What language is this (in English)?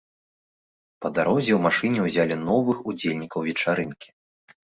Belarusian